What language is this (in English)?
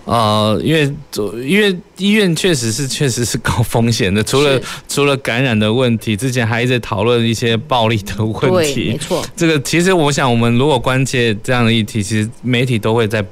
Chinese